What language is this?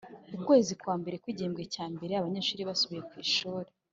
Kinyarwanda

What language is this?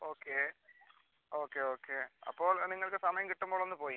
Malayalam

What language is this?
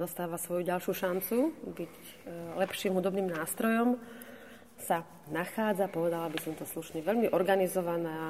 Slovak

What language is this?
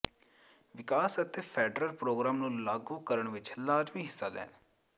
Punjabi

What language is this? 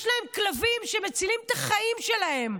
Hebrew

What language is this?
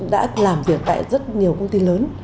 Vietnamese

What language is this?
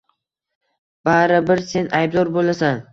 Uzbek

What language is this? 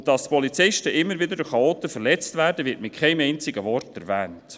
Swiss German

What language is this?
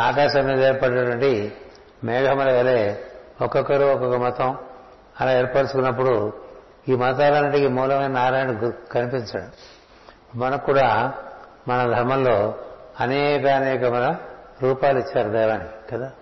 Telugu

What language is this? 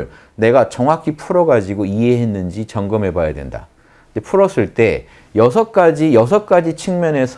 Korean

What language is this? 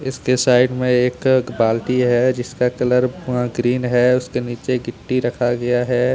Hindi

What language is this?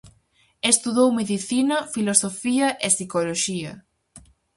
Galician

